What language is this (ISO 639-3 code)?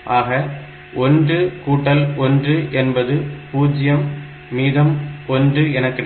tam